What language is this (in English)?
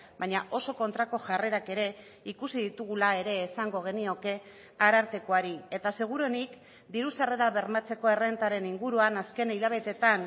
Basque